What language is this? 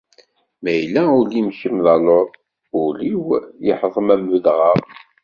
Kabyle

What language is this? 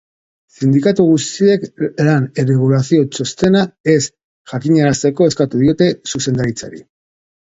Basque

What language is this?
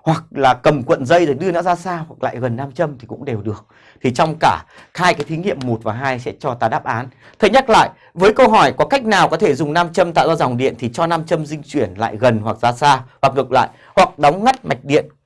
Vietnamese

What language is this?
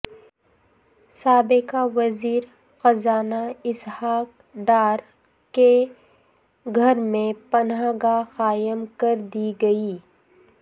Urdu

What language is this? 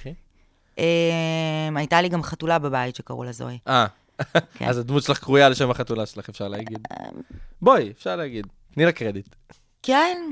Hebrew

